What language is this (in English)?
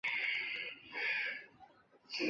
Chinese